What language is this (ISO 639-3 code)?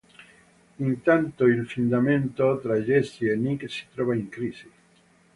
ita